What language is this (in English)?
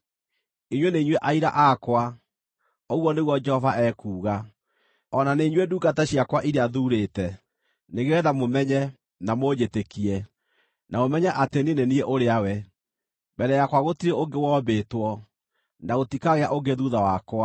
Kikuyu